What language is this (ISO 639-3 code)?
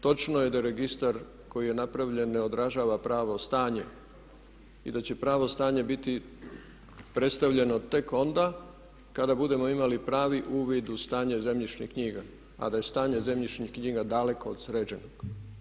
hrv